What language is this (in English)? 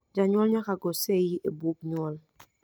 Luo (Kenya and Tanzania)